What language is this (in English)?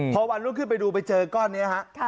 Thai